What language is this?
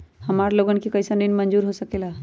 Magahi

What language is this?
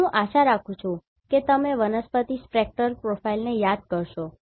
Gujarati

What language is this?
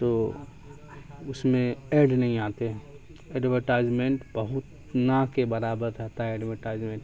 Urdu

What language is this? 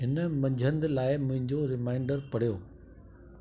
Sindhi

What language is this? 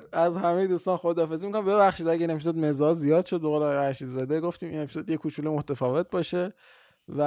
Persian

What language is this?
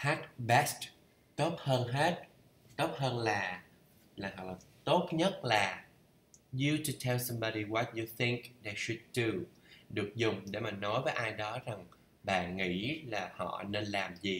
Vietnamese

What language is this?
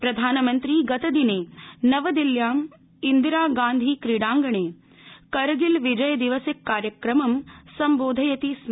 Sanskrit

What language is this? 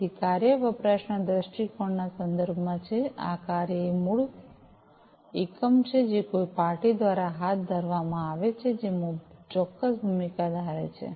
Gujarati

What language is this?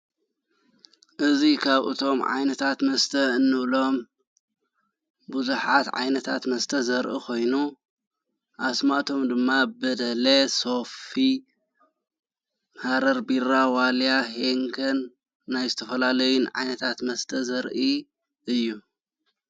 Tigrinya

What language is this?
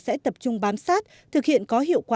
Vietnamese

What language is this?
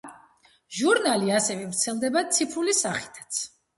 Georgian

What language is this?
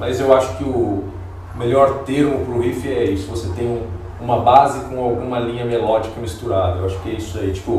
Portuguese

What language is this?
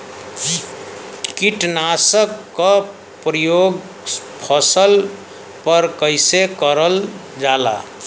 Bhojpuri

